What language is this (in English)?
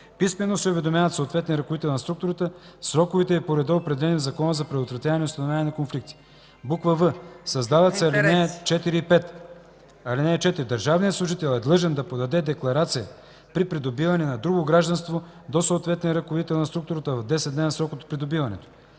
Bulgarian